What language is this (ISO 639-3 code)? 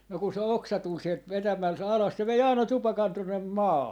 fin